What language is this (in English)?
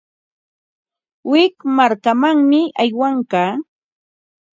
Ambo-Pasco Quechua